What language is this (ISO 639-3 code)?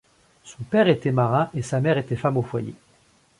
fra